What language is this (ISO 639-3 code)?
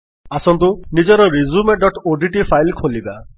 ori